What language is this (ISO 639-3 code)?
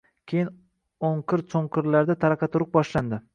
uzb